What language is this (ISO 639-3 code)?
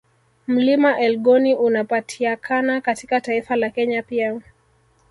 swa